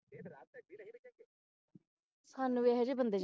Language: Punjabi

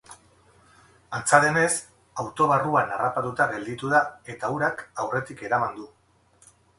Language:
Basque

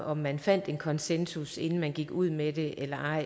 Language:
Danish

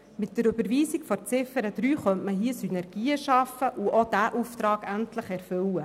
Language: Swiss German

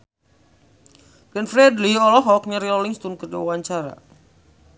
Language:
Sundanese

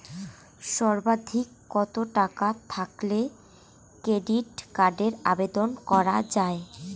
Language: Bangla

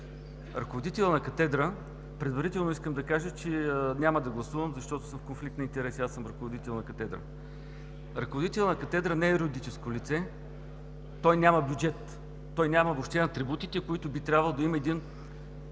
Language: Bulgarian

